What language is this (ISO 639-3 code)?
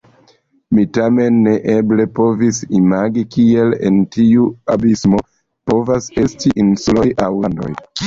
epo